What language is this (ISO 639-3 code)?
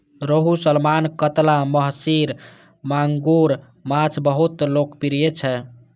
mai